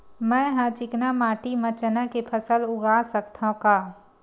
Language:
Chhattisgarhi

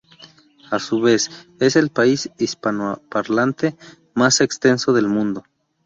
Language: Spanish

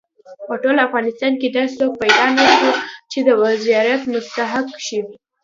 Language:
Pashto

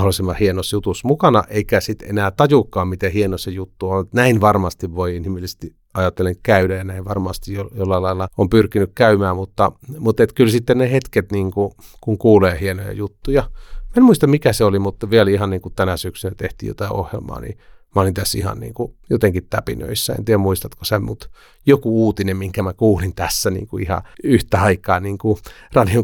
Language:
Finnish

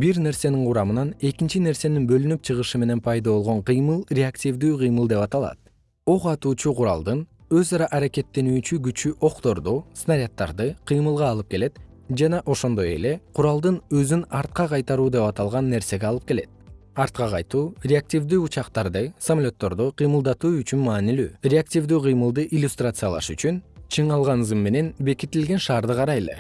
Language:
Kyrgyz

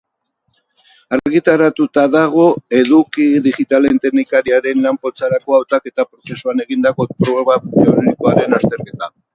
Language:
Basque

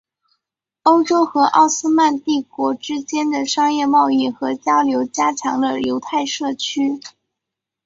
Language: Chinese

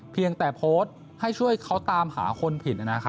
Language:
Thai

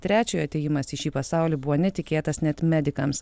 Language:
Lithuanian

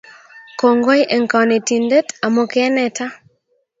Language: Kalenjin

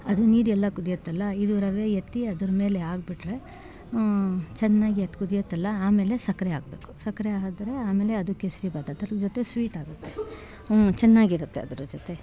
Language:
Kannada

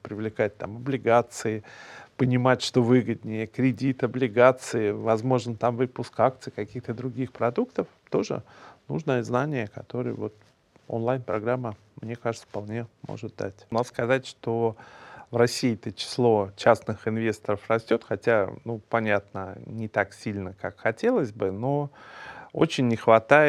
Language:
Russian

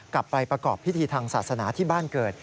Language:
Thai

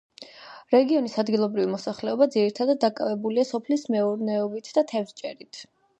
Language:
Georgian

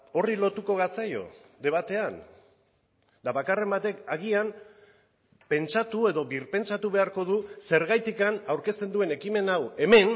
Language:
Basque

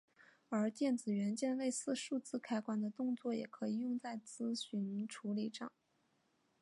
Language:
Chinese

